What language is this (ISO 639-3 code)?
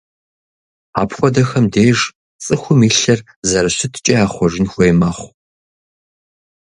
kbd